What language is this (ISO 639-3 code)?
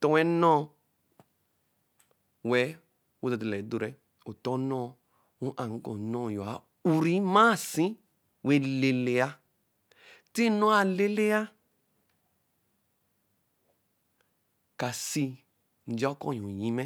elm